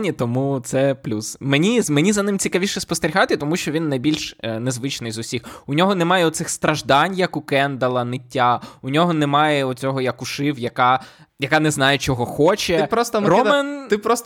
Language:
Ukrainian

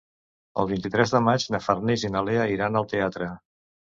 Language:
Catalan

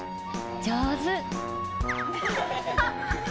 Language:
Japanese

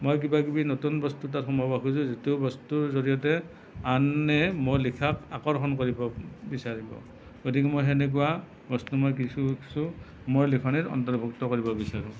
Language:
Assamese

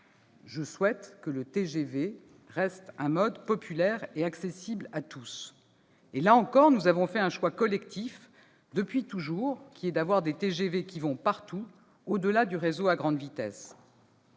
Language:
French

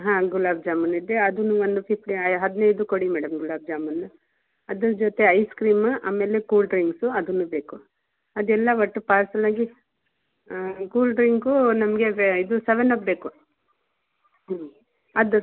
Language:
Kannada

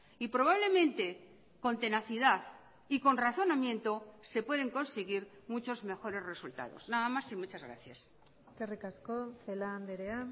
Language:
Spanish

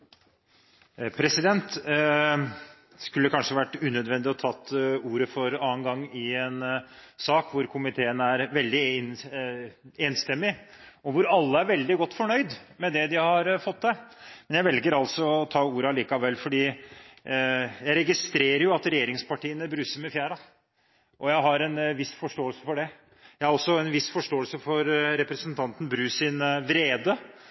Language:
Norwegian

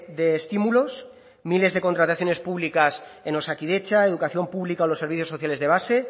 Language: Spanish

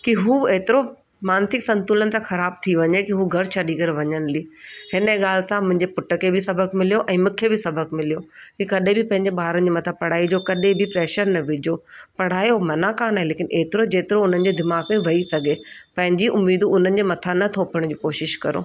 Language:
Sindhi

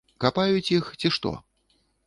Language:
Belarusian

